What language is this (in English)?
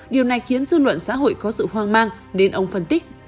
Vietnamese